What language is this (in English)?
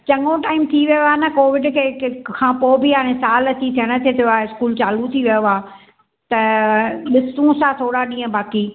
Sindhi